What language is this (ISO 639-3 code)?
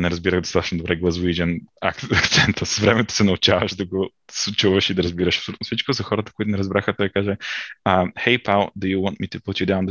bul